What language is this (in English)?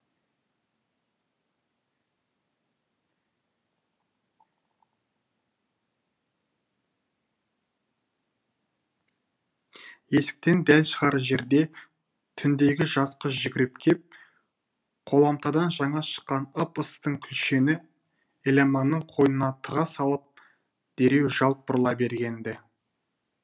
Kazakh